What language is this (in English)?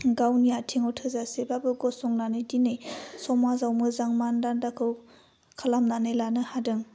Bodo